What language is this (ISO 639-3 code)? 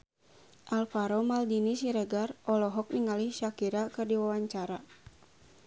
sun